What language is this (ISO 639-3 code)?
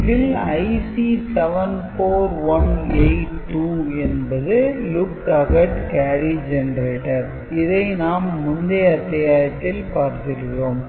tam